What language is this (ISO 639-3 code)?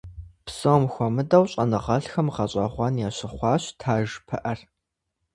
kbd